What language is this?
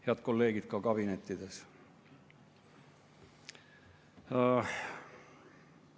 Estonian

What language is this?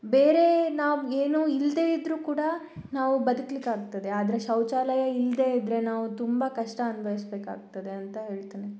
Kannada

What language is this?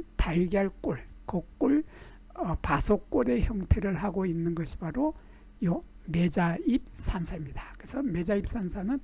Korean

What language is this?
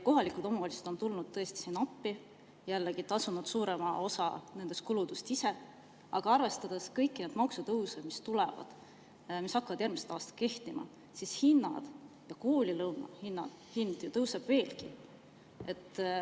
Estonian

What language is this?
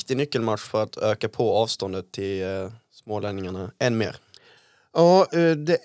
Swedish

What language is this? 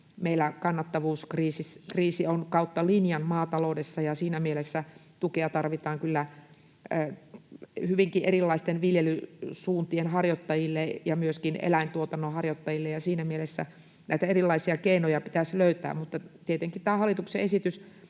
Finnish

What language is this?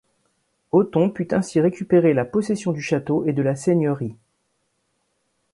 French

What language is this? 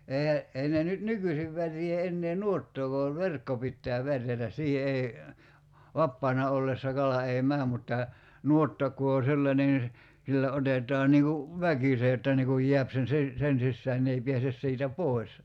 Finnish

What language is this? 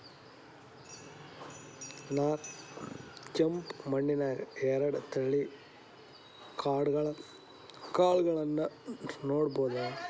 Kannada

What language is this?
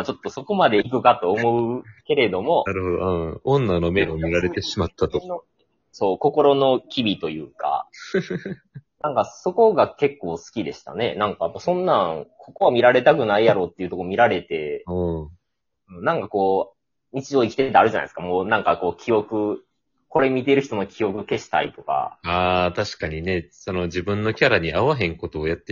Japanese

